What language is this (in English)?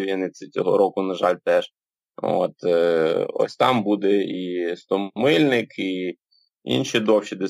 Ukrainian